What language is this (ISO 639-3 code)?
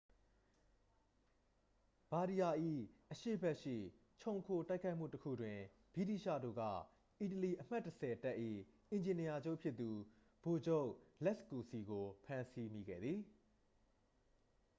mya